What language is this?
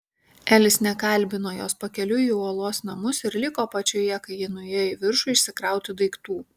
Lithuanian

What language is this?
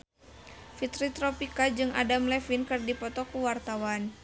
Sundanese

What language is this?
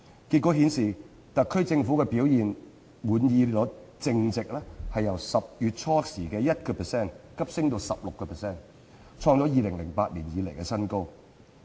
Cantonese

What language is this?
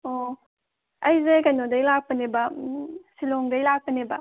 Manipuri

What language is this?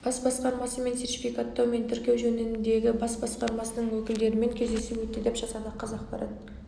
Kazakh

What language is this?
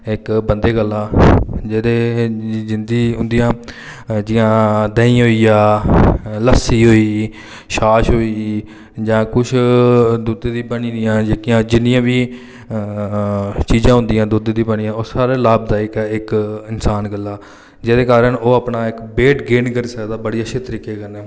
Dogri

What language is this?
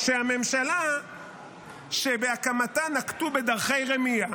Hebrew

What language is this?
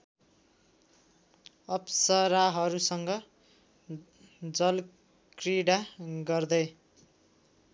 Nepali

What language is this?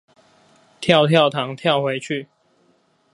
Chinese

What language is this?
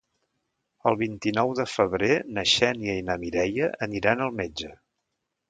Catalan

